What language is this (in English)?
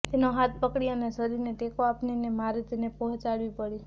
Gujarati